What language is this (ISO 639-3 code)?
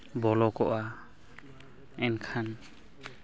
sat